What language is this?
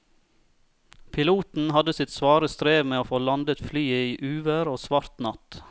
Norwegian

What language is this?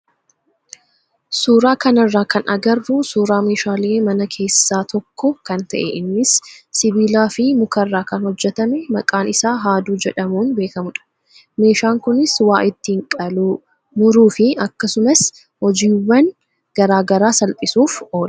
Oromo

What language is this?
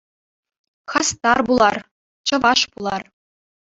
Chuvash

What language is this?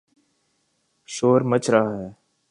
Urdu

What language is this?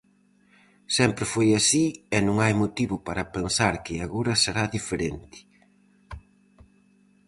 Galician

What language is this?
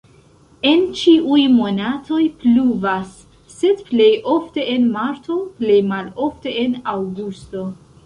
Esperanto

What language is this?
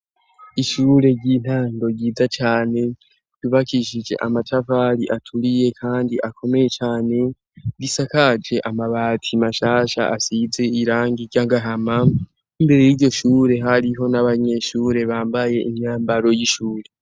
Rundi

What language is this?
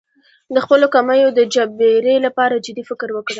Pashto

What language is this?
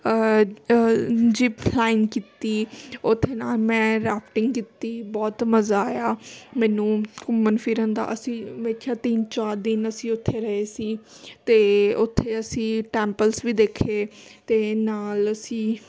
Punjabi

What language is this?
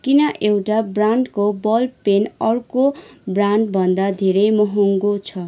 Nepali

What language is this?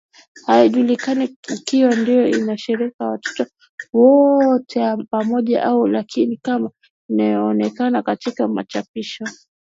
Swahili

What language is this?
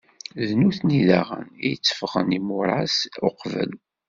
Kabyle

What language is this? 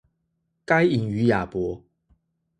Chinese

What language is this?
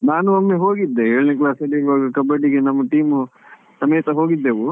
Kannada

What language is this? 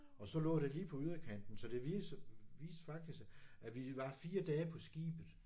Danish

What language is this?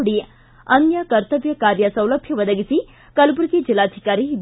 Kannada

